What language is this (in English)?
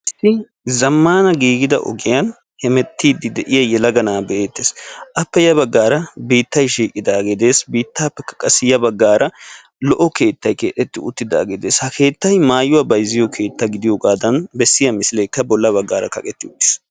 Wolaytta